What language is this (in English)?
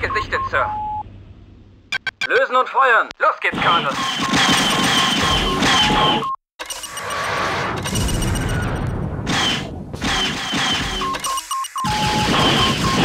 German